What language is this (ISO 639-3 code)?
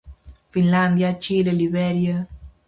glg